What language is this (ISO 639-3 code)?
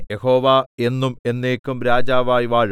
mal